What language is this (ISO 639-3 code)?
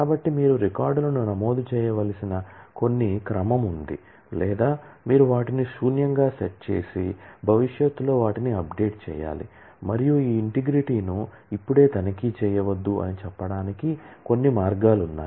tel